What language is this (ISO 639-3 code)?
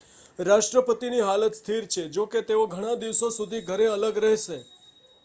guj